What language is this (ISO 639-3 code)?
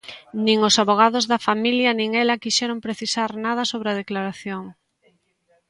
glg